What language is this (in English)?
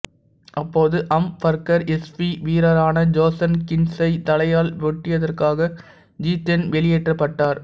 Tamil